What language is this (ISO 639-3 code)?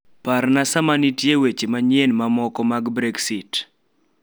luo